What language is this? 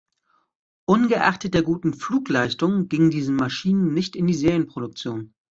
German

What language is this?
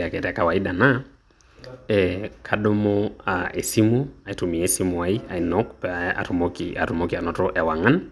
Masai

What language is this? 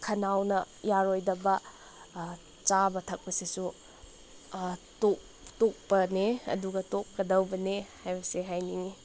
Manipuri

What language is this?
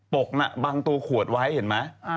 Thai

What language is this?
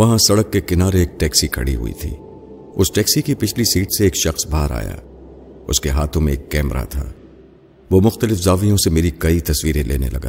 Urdu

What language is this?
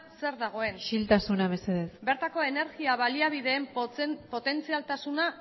Basque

